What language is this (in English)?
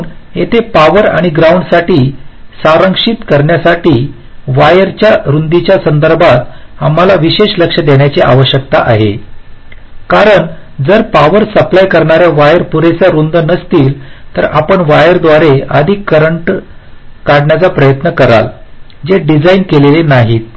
Marathi